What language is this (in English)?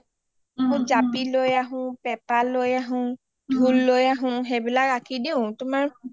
Assamese